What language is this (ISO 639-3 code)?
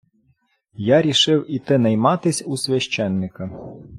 ukr